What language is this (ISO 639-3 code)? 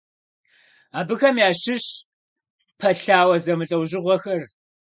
kbd